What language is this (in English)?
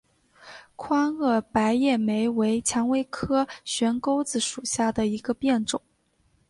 Chinese